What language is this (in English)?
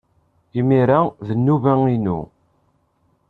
Kabyle